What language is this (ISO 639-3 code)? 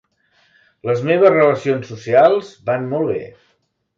cat